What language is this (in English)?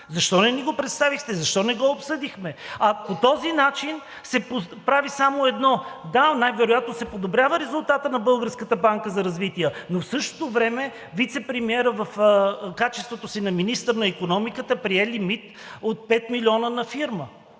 Bulgarian